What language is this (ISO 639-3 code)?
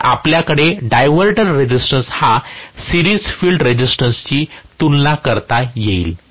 mar